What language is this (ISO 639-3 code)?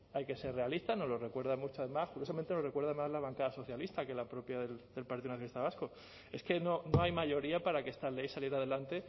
spa